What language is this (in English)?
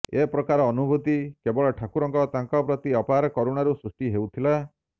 Odia